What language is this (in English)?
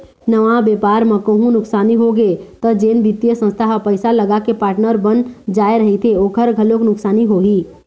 Chhattisgarhi